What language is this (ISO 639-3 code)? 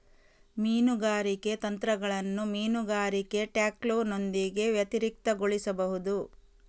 kan